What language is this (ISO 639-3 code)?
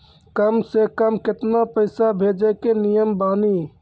mai